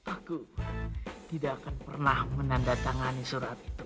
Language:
Indonesian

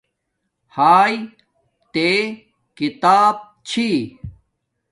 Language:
Domaaki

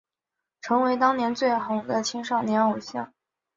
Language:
Chinese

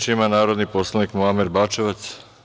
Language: Serbian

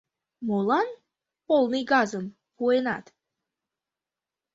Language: Mari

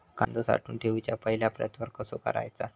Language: Marathi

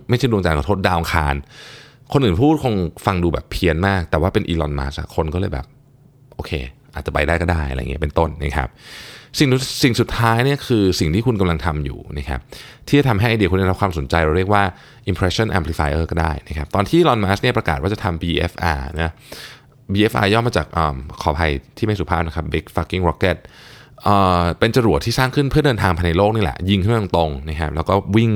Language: Thai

